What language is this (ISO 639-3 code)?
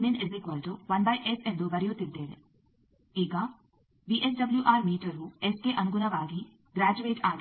kan